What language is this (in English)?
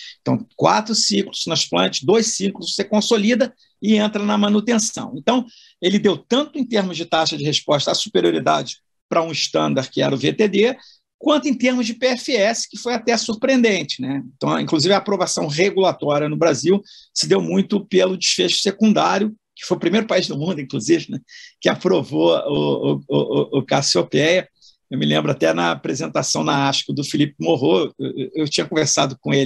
Portuguese